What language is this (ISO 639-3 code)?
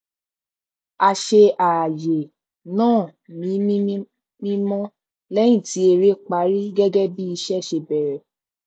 yor